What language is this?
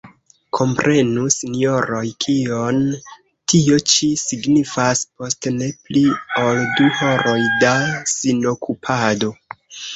Esperanto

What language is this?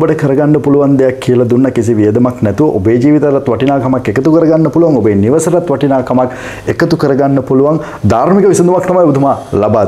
Indonesian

